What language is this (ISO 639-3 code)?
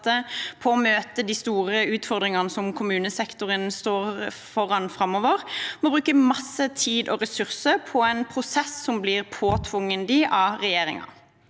nor